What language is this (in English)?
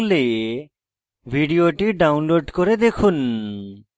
Bangla